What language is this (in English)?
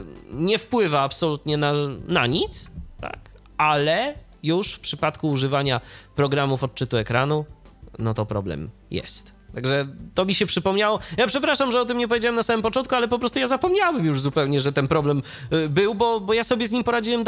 Polish